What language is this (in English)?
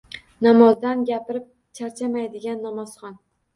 Uzbek